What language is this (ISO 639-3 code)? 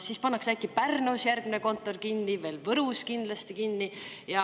est